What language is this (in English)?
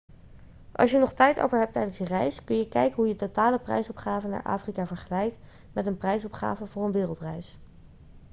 Dutch